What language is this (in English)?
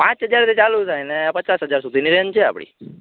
Gujarati